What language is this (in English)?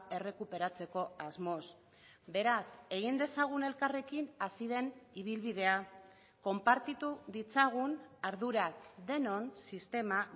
Basque